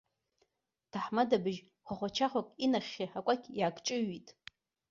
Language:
Abkhazian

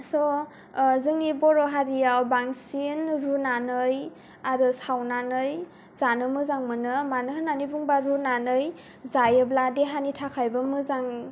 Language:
Bodo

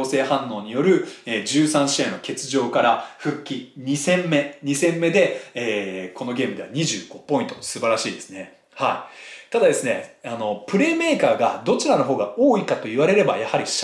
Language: Japanese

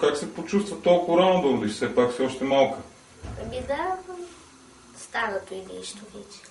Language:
Bulgarian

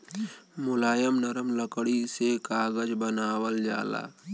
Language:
Bhojpuri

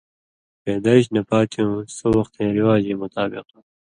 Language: Indus Kohistani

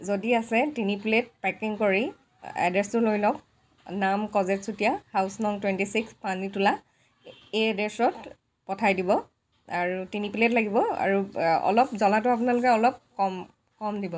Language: Assamese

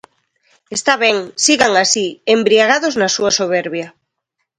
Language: Galician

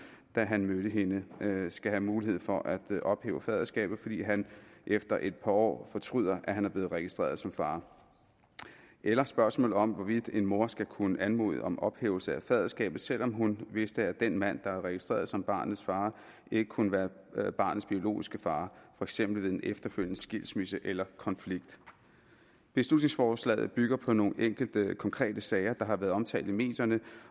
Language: Danish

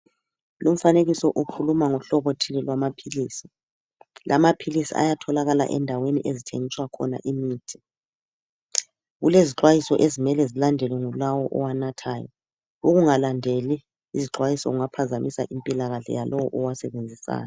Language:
North Ndebele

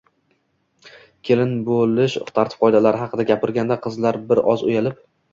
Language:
Uzbek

